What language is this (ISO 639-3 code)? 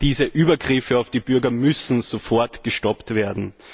deu